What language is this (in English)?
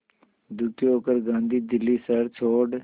Hindi